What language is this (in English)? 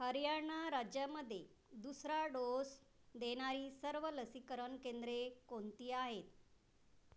Marathi